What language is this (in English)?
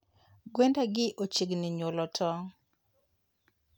Luo (Kenya and Tanzania)